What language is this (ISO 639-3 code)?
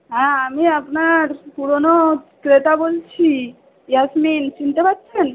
ben